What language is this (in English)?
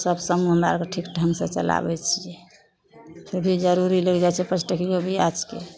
Maithili